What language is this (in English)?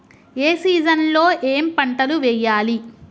Telugu